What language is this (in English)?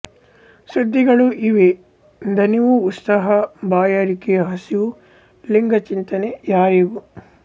Kannada